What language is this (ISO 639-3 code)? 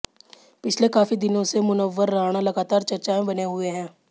hin